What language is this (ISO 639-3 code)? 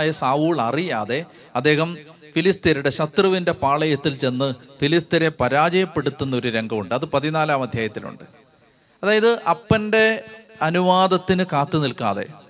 mal